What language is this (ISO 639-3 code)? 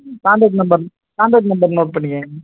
tam